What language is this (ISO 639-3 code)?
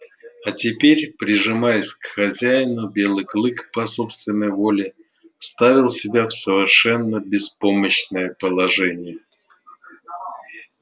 rus